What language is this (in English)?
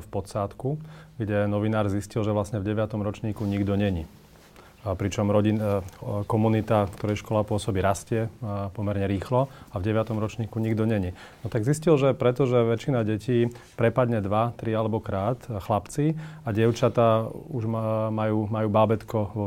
Slovak